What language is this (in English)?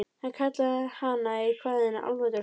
Icelandic